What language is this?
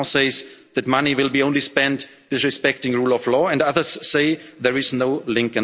English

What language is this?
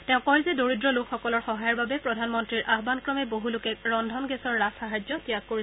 Assamese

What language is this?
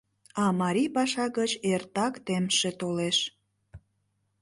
Mari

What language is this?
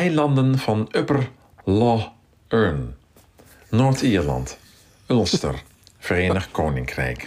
Dutch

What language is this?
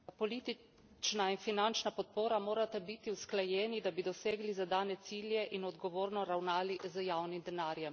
Slovenian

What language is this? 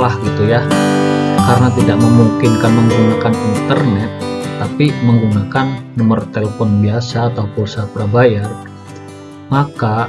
Indonesian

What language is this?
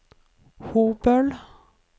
Norwegian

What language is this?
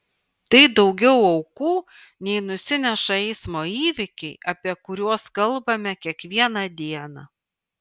Lithuanian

